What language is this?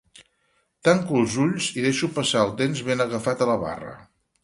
Catalan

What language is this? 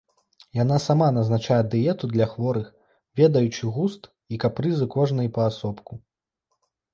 Belarusian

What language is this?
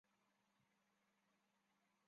Chinese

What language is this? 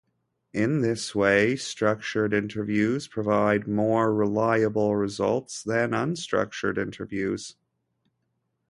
English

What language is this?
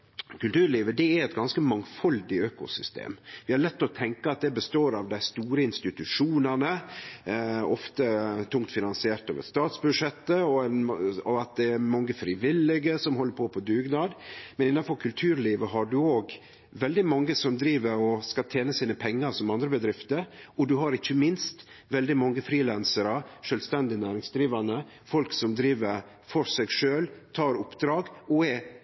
Norwegian Nynorsk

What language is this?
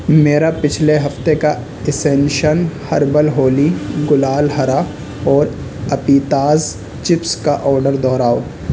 Urdu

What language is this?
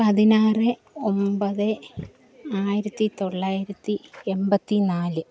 Malayalam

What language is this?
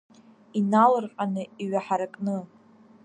Abkhazian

